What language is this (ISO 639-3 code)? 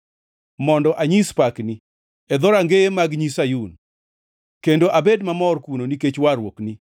luo